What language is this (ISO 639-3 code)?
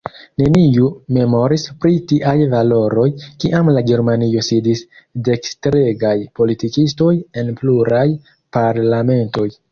epo